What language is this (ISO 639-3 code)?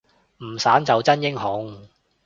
yue